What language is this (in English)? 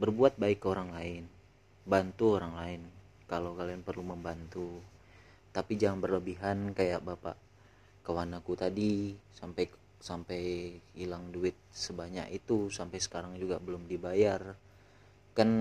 Indonesian